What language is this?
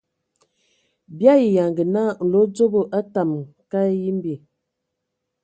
Ewondo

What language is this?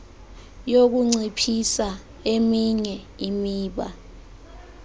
Xhosa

